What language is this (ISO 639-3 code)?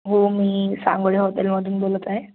mar